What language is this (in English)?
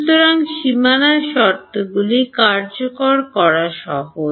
Bangla